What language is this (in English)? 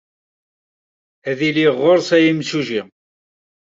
Kabyle